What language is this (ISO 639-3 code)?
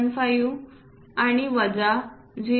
mar